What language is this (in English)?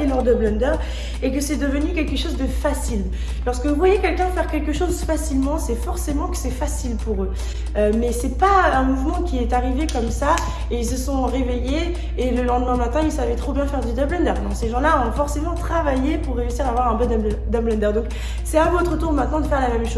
French